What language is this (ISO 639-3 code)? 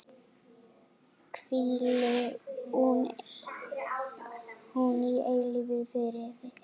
isl